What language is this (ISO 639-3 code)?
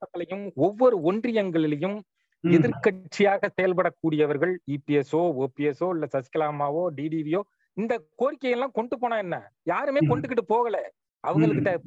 tam